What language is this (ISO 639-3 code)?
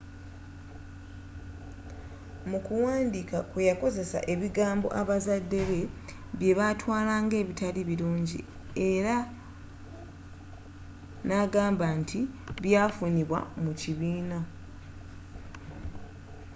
lug